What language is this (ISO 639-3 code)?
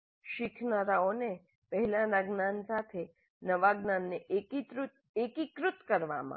guj